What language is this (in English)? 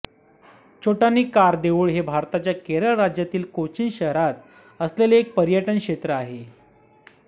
Marathi